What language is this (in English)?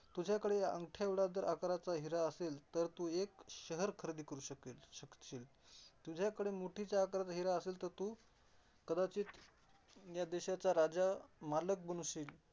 Marathi